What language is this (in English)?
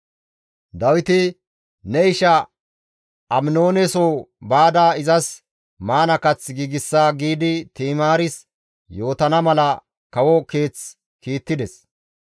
Gamo